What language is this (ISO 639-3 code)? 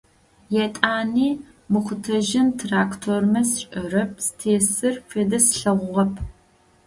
ady